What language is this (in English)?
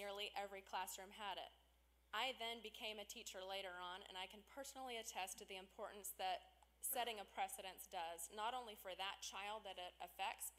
English